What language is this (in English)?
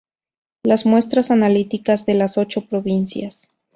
Spanish